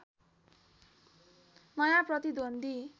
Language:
Nepali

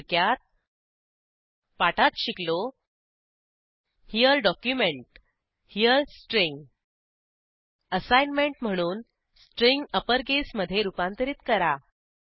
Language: Marathi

